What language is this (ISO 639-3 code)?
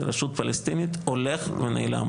heb